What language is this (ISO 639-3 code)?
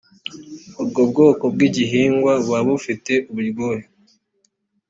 kin